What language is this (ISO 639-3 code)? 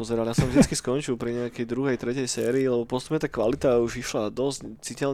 slk